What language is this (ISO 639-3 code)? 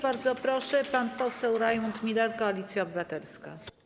pol